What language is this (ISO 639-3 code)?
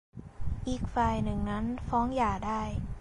tha